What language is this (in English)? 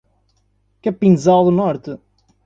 Portuguese